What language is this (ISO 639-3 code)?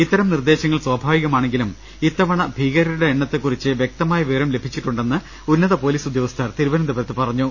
mal